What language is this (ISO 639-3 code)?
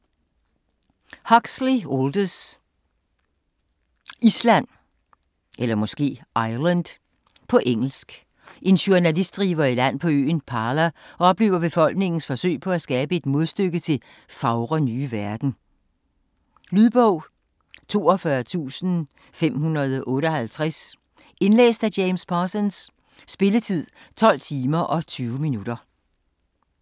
dan